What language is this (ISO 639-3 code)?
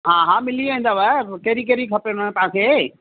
snd